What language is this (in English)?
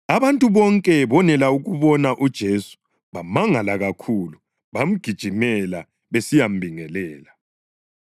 North Ndebele